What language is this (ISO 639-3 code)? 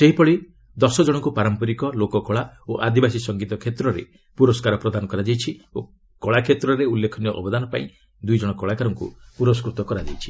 ori